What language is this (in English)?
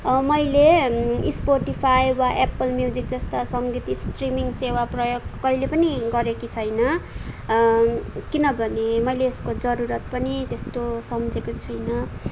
Nepali